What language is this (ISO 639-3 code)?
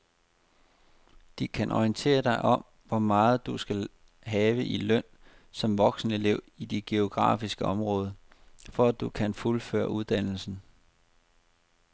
dan